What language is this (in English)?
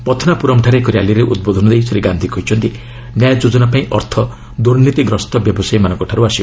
Odia